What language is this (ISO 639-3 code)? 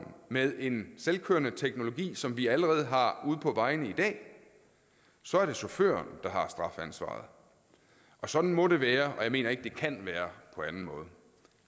dan